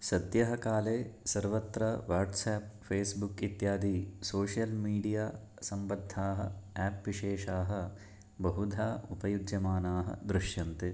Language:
Sanskrit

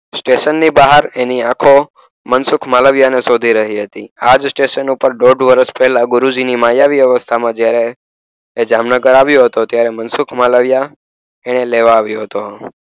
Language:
Gujarati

